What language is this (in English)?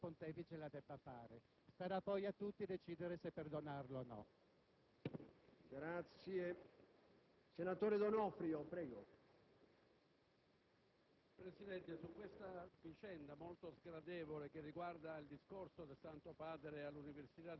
Italian